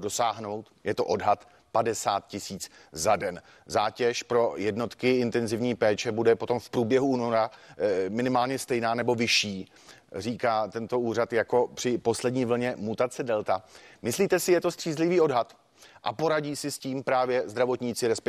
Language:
Czech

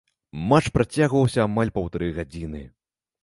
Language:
Belarusian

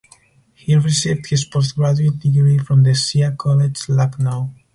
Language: English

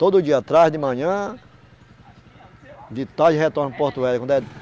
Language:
Portuguese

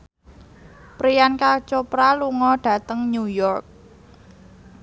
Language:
Javanese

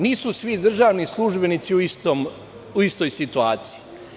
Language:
Serbian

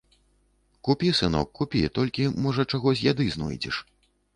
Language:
Belarusian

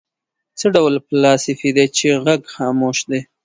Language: Pashto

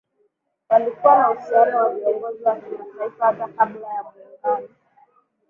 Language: Swahili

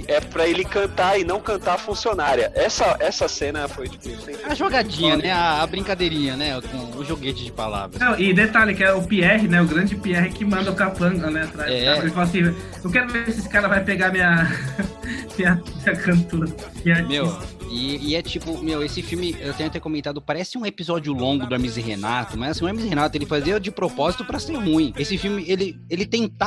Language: Portuguese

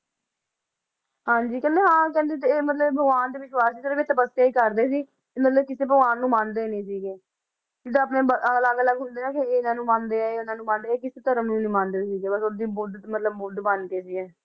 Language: Punjabi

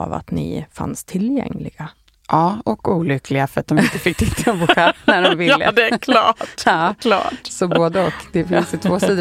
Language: Swedish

